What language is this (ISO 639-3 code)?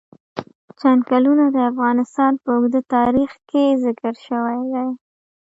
pus